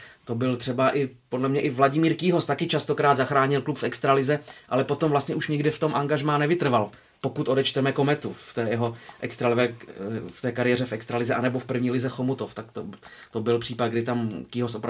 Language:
Czech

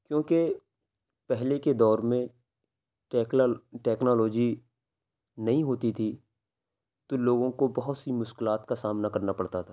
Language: Urdu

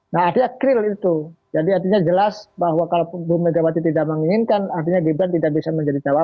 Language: Indonesian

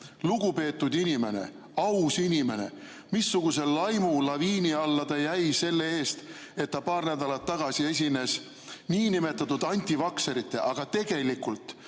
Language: Estonian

